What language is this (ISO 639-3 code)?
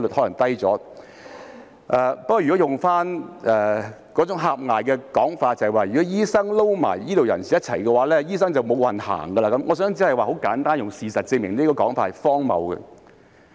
yue